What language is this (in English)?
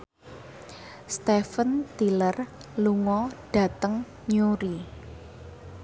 Javanese